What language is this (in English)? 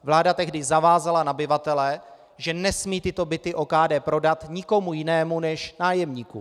Czech